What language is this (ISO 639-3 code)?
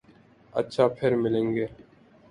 urd